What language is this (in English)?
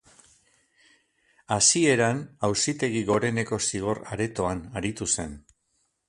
Basque